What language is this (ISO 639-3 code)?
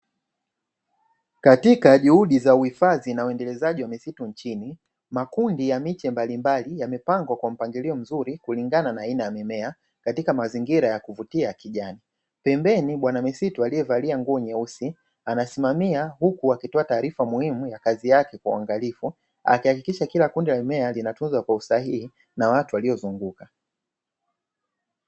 swa